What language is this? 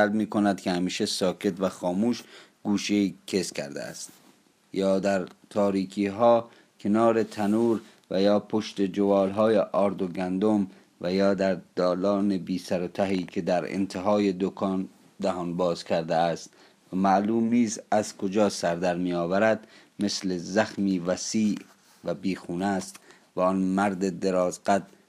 Persian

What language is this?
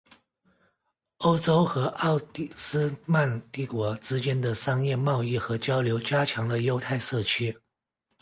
Chinese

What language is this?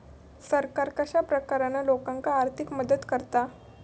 Marathi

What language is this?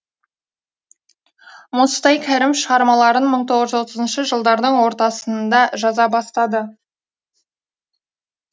Kazakh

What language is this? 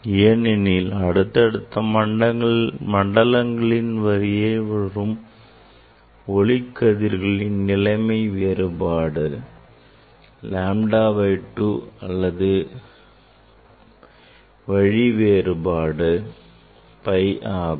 Tamil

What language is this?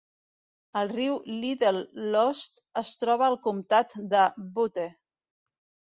Catalan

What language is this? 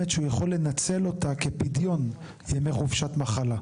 Hebrew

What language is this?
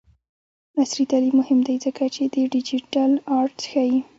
Pashto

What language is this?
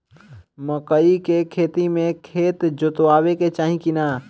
Bhojpuri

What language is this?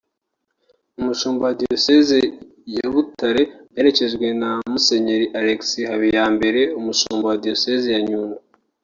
Kinyarwanda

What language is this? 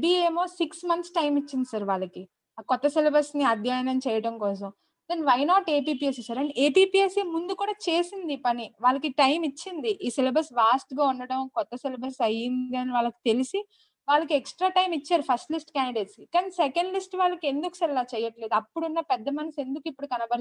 Telugu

